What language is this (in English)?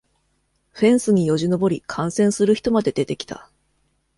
Japanese